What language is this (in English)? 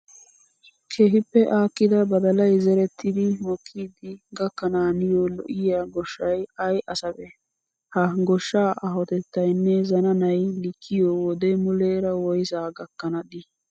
Wolaytta